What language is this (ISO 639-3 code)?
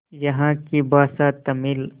hin